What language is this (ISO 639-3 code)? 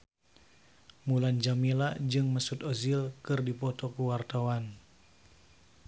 sun